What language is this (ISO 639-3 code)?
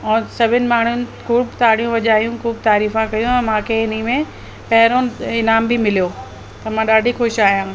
snd